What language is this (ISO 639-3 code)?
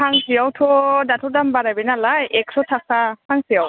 brx